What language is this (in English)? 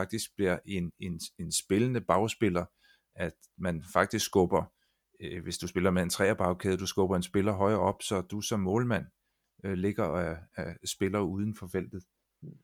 Danish